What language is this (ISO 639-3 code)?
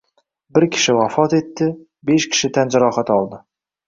uzb